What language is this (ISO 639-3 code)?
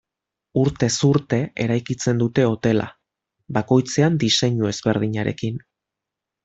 eus